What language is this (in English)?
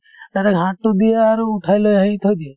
Assamese